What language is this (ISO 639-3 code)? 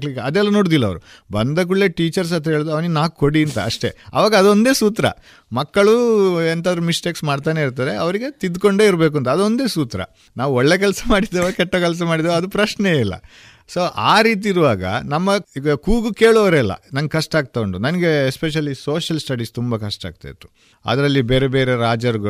kan